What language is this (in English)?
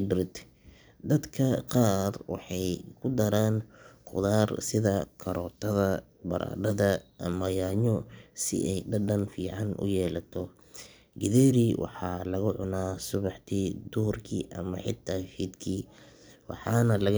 Somali